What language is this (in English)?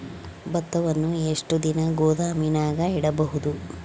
Kannada